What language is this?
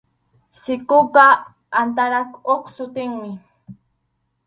Arequipa-La Unión Quechua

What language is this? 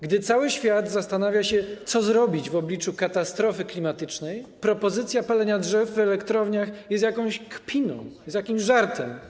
Polish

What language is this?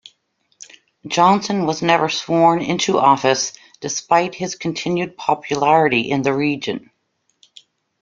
English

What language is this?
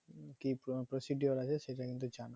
Bangla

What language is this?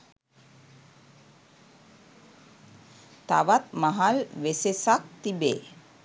Sinhala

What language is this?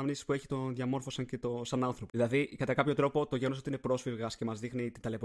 Greek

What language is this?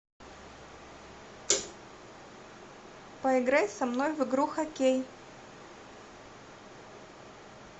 Russian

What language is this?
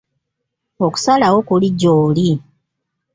Ganda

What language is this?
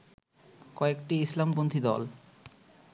Bangla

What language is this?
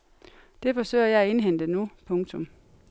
Danish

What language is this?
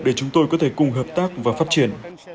Vietnamese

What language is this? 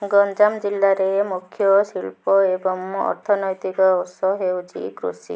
Odia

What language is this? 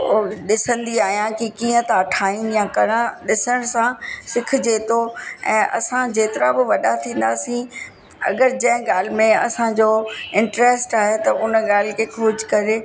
Sindhi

